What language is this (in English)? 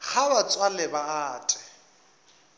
Northern Sotho